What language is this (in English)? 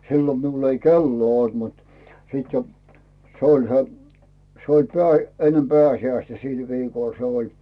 Finnish